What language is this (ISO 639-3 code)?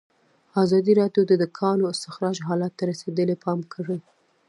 pus